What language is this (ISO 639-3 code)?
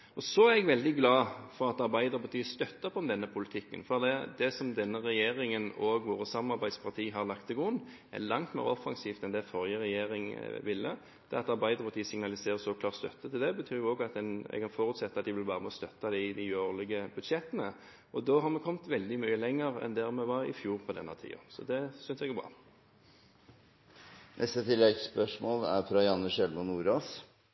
nor